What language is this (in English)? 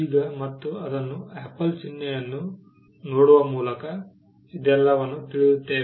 Kannada